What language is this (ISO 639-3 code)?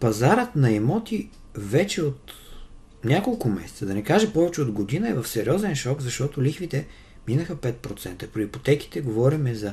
bul